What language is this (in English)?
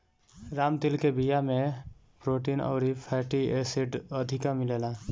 Bhojpuri